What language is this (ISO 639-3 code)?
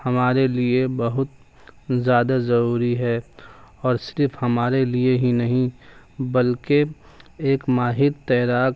urd